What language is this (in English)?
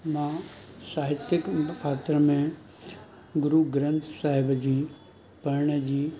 Sindhi